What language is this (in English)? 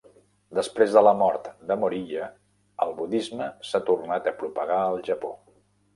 Catalan